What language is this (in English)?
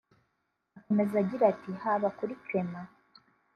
Kinyarwanda